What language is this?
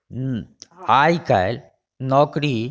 Maithili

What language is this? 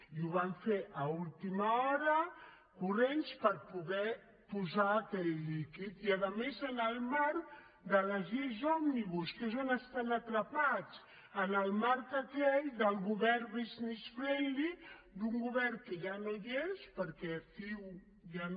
Catalan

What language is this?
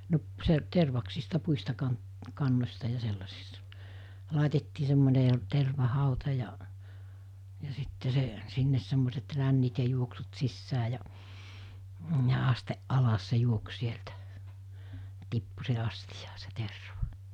Finnish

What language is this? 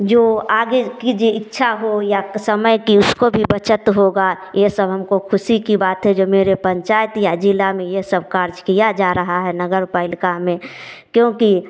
Hindi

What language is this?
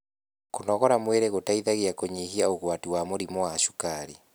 Kikuyu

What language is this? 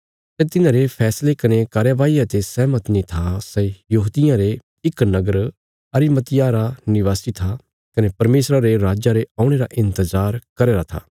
Bilaspuri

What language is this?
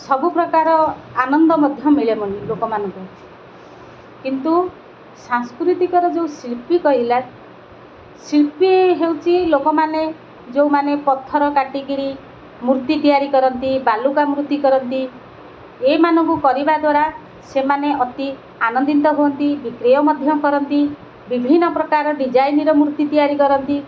Odia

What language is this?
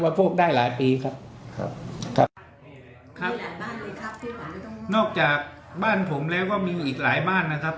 Thai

